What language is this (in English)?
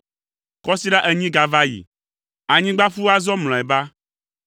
Ewe